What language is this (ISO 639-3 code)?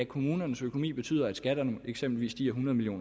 dan